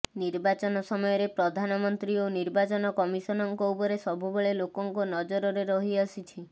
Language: Odia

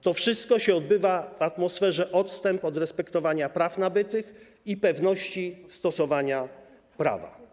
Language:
Polish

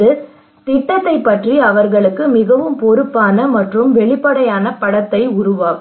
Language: Tamil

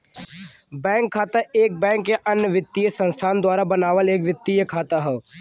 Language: Bhojpuri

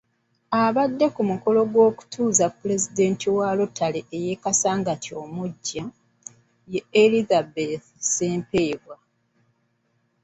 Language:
Ganda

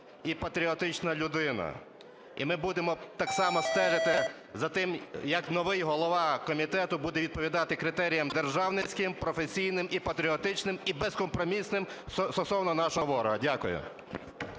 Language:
Ukrainian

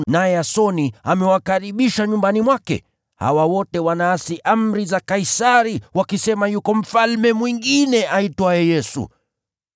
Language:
Swahili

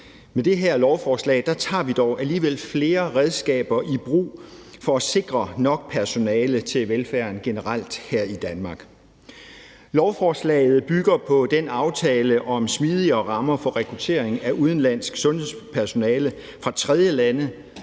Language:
Danish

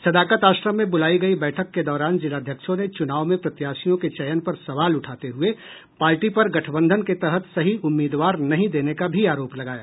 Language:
Hindi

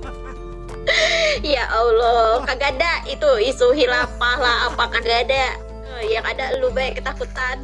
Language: Indonesian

